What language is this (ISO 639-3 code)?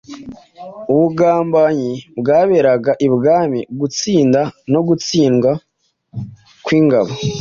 kin